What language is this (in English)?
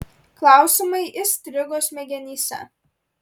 Lithuanian